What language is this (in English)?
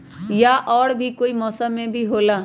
Magahi